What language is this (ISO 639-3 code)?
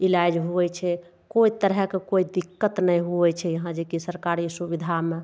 mai